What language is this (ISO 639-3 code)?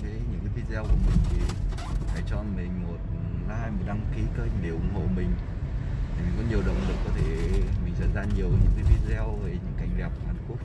vie